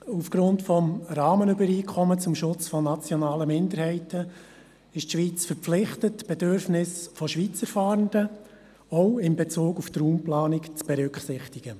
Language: Swiss German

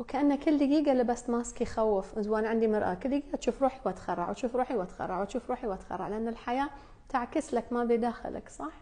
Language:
Arabic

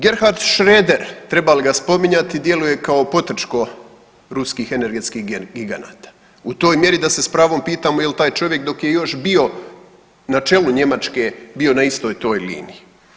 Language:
Croatian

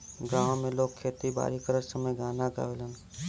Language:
Bhojpuri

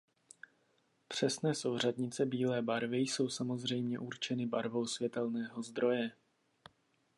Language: Czech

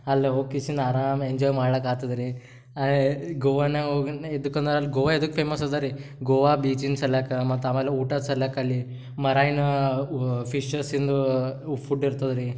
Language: Kannada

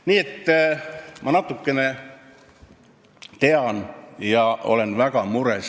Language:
Estonian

